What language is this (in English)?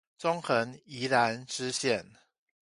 Chinese